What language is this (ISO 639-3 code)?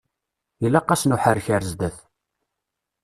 kab